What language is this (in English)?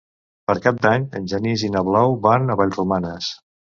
Catalan